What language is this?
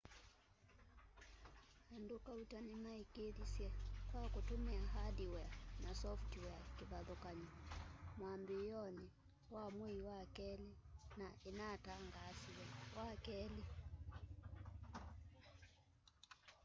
Kamba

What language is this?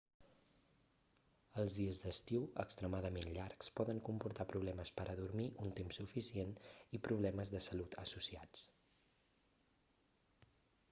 Catalan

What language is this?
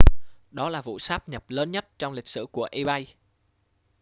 Vietnamese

